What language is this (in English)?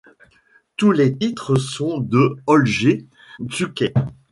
French